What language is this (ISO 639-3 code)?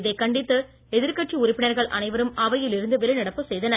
tam